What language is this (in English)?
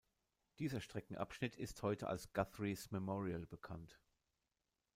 German